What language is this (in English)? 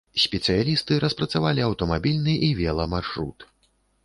Belarusian